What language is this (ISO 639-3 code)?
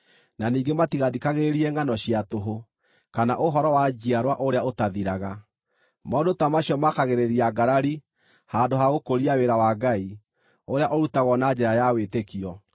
kik